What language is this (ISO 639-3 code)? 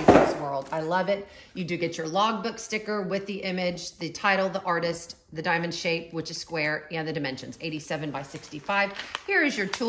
eng